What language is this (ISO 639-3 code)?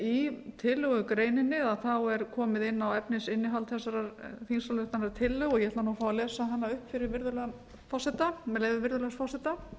isl